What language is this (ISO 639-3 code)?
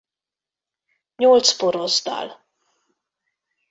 hun